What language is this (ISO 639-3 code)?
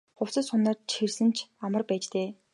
mon